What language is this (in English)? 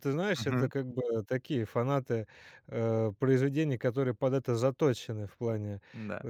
Russian